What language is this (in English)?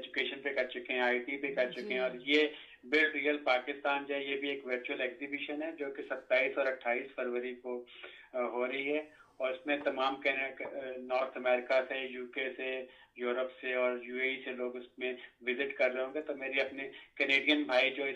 Urdu